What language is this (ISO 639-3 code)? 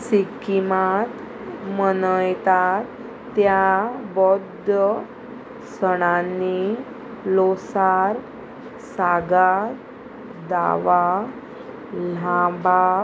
kok